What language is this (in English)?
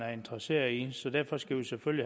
Danish